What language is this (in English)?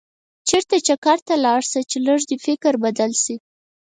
Pashto